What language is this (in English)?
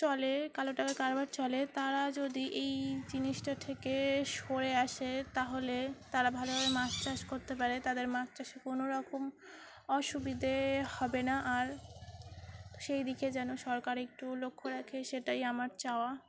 Bangla